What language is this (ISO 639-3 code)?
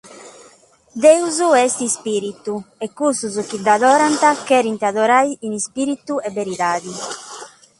srd